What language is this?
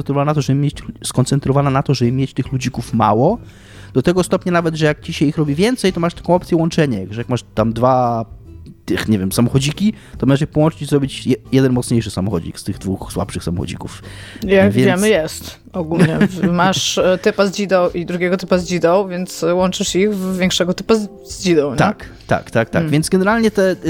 Polish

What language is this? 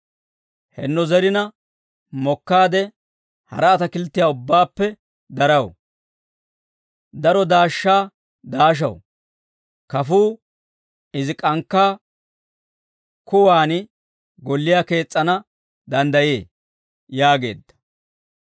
Dawro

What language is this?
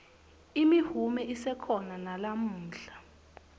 Swati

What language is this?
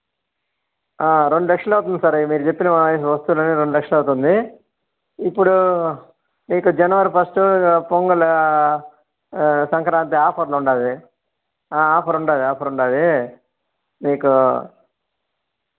Telugu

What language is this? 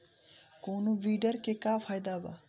Bhojpuri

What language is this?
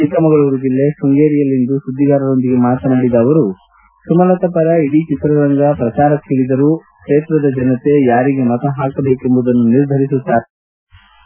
Kannada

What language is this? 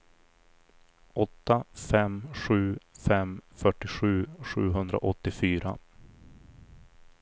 Swedish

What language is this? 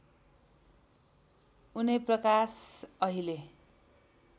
Nepali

